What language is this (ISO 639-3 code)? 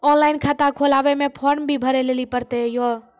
mai